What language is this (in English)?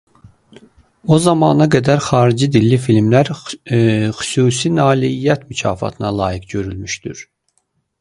Azerbaijani